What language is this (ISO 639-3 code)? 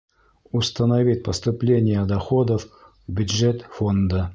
bak